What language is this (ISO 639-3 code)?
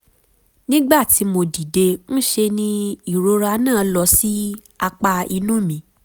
yor